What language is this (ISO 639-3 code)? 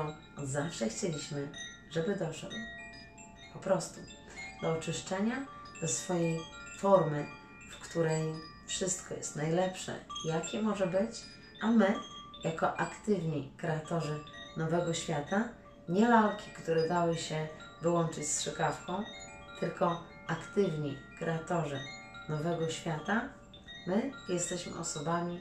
pol